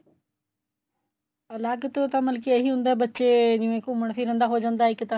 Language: Punjabi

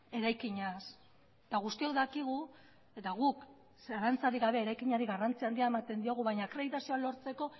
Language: Basque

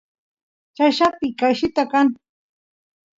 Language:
Santiago del Estero Quichua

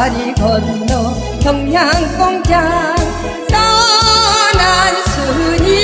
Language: Korean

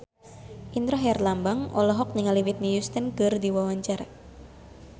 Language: Sundanese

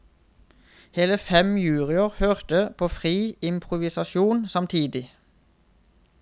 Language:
Norwegian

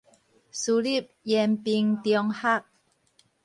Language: Min Nan Chinese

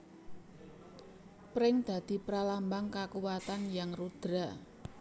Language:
Javanese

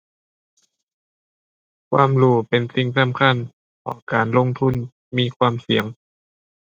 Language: Thai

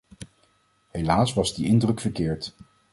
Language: Dutch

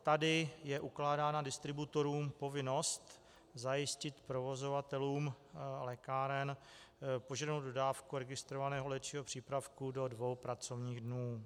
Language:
Czech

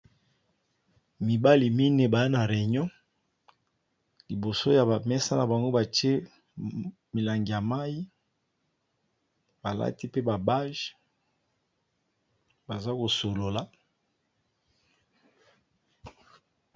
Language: Lingala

